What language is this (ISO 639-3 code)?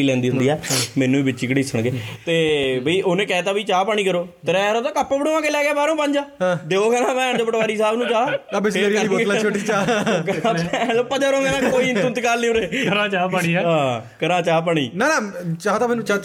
pan